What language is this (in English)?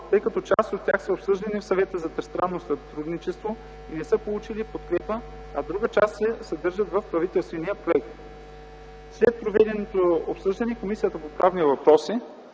Bulgarian